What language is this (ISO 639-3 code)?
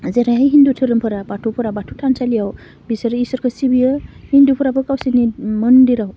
brx